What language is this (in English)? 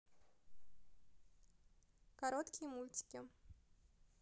Russian